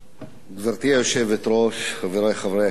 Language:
Hebrew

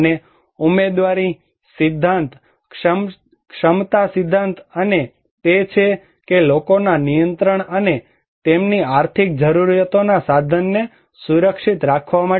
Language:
Gujarati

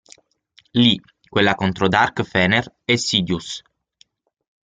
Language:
Italian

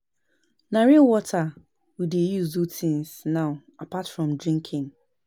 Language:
Nigerian Pidgin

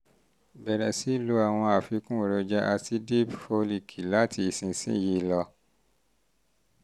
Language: Yoruba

